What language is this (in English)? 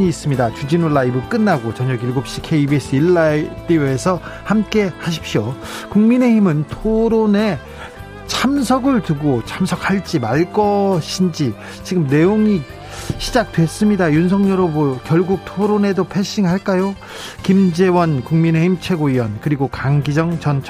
Korean